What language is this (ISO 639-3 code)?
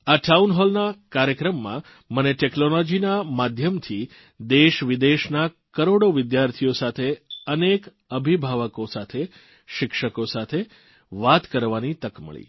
guj